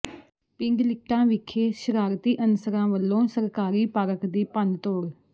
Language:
Punjabi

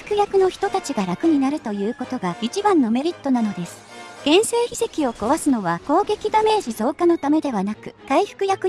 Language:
Japanese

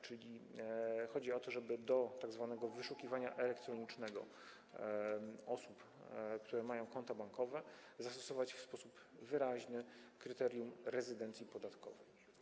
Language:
Polish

